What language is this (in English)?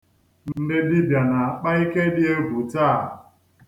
Igbo